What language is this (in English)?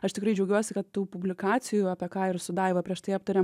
Lithuanian